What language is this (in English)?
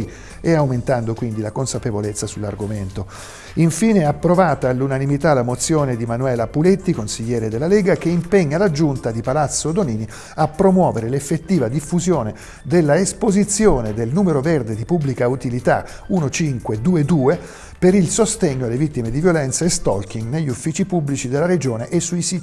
Italian